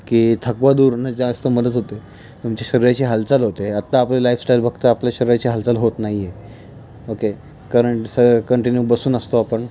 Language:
Marathi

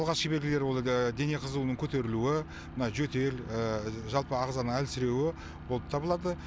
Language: Kazakh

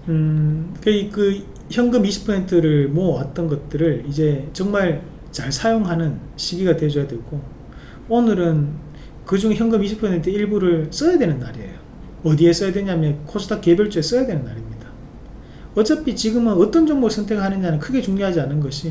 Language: Korean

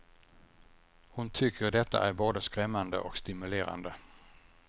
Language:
Swedish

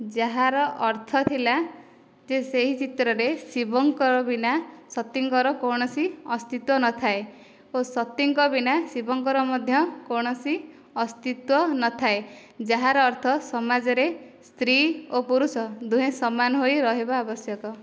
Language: Odia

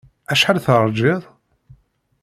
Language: Kabyle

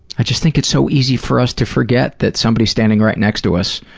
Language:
English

